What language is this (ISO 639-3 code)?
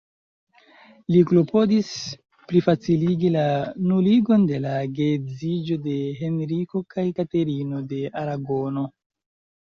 epo